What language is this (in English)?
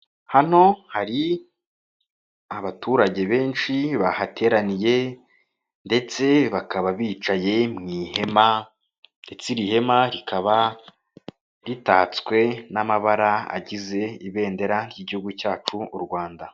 Kinyarwanda